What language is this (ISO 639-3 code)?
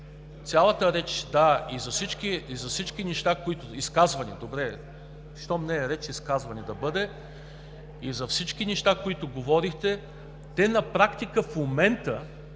bul